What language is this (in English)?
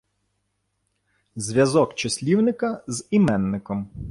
Ukrainian